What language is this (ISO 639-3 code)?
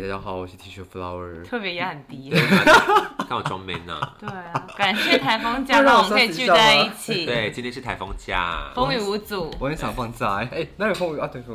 zho